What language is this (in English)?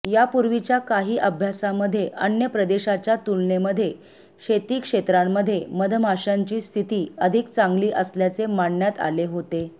Marathi